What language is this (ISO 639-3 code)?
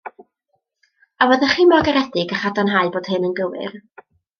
cym